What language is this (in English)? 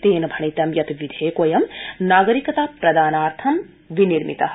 Sanskrit